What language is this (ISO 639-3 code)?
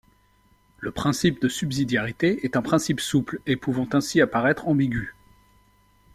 fra